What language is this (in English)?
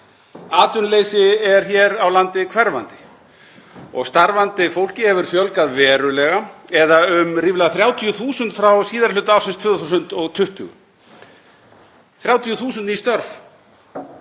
Icelandic